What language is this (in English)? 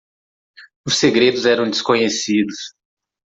Portuguese